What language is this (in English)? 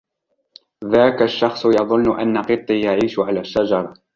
Arabic